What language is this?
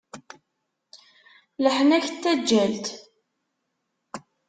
Kabyle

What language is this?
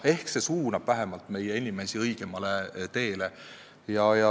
Estonian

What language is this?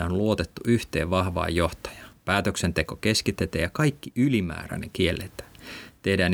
Finnish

